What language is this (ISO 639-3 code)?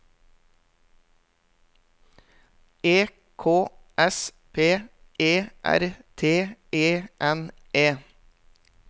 nor